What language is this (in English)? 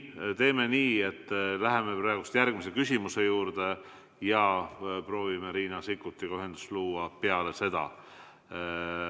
Estonian